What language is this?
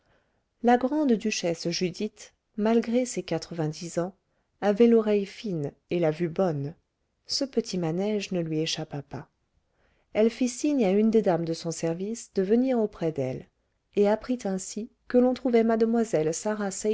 French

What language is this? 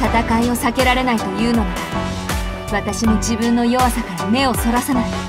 Japanese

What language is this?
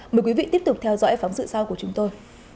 Vietnamese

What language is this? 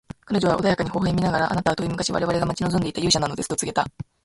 Japanese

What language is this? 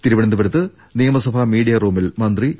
Malayalam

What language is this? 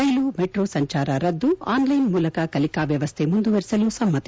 Kannada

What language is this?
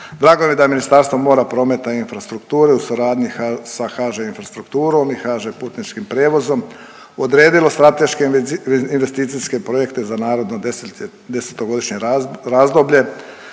Croatian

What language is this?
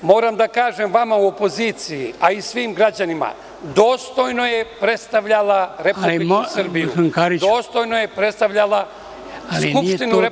Serbian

